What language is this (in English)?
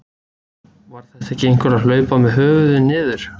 Icelandic